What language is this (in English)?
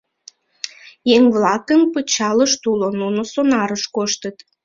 Mari